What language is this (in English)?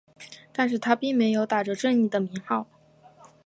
Chinese